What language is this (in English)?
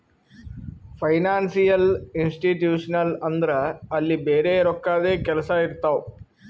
Kannada